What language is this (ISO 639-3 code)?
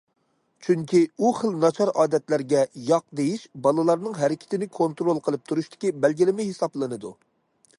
uig